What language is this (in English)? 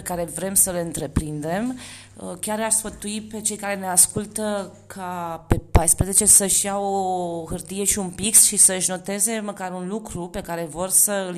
Romanian